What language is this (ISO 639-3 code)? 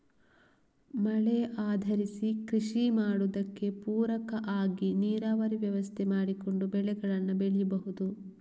kan